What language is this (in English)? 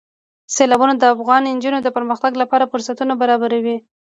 Pashto